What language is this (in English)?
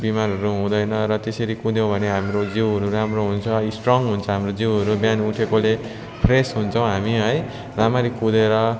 Nepali